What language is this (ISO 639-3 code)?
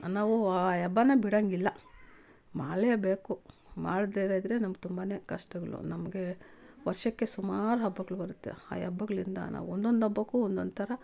kan